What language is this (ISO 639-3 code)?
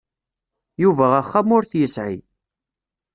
kab